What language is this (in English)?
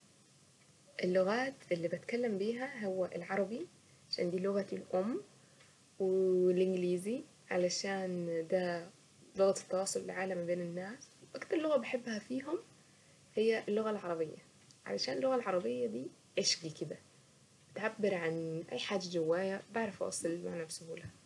Saidi Arabic